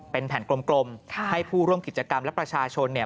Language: Thai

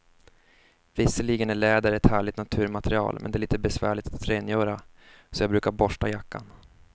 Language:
Swedish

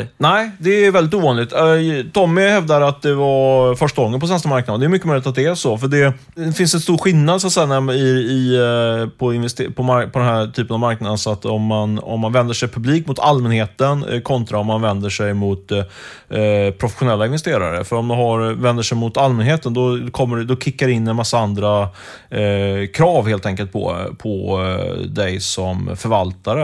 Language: Swedish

